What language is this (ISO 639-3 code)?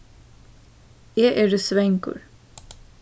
fao